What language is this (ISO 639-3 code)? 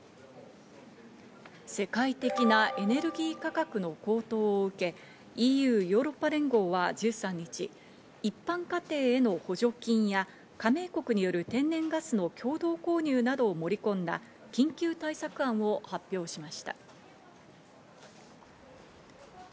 jpn